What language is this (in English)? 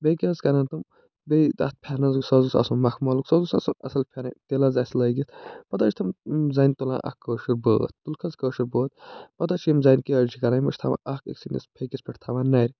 Kashmiri